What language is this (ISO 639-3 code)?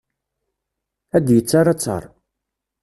kab